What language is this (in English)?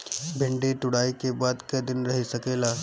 Bhojpuri